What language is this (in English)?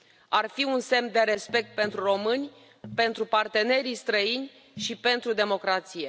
Romanian